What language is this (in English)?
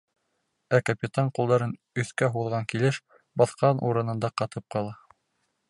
Bashkir